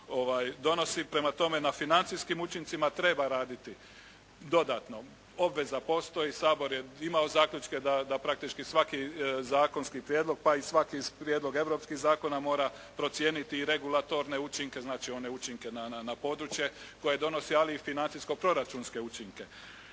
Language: Croatian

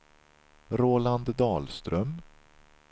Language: Swedish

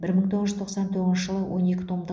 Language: Kazakh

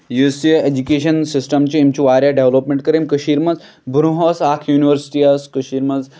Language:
Kashmiri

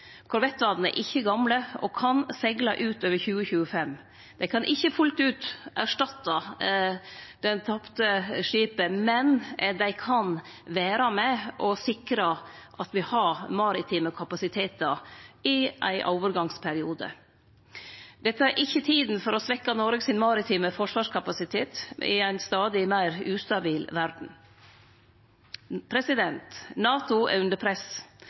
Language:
Norwegian Nynorsk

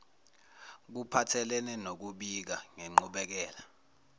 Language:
Zulu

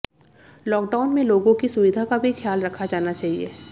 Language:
Hindi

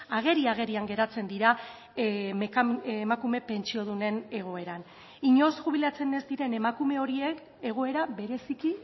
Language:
Basque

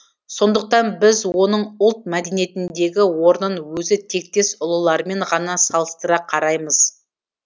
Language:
Kazakh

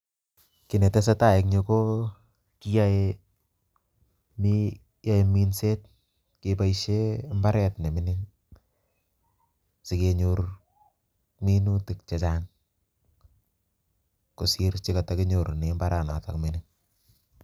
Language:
Kalenjin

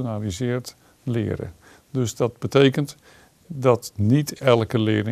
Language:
Dutch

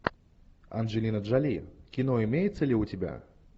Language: Russian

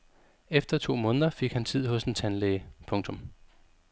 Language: Danish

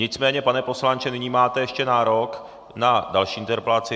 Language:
Czech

